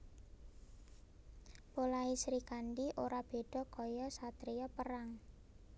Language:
Javanese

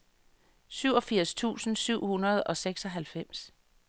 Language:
Danish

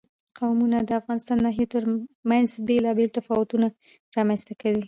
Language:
Pashto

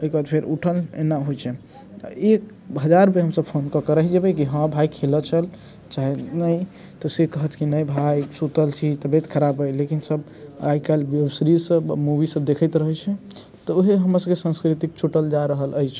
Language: Maithili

